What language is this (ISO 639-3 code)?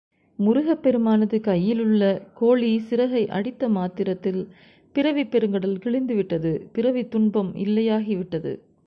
tam